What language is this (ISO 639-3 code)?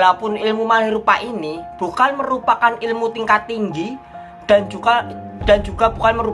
ind